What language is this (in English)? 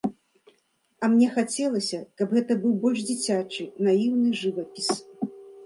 Belarusian